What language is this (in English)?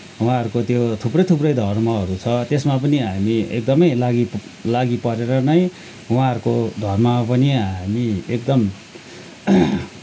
Nepali